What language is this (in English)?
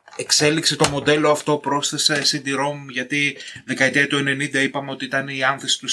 Greek